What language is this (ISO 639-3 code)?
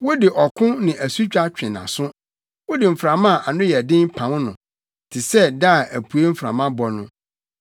aka